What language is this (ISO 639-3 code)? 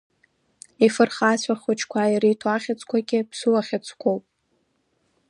abk